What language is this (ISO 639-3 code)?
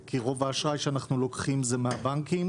heb